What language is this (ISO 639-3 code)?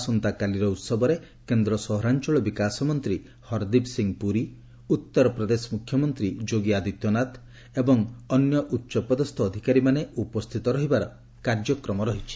ori